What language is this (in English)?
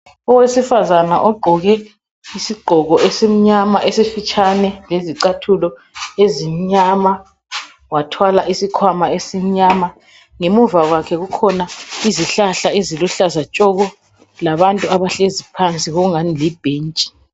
North Ndebele